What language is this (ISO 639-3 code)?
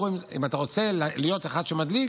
heb